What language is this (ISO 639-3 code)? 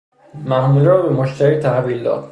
fas